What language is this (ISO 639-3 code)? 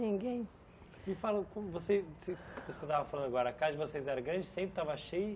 por